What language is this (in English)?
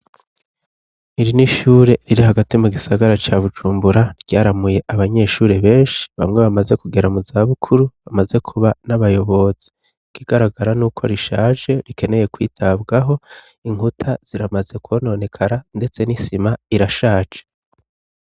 Rundi